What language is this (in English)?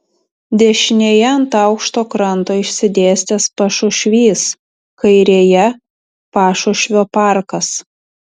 Lithuanian